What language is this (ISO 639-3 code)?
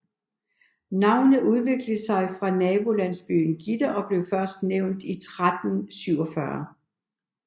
dan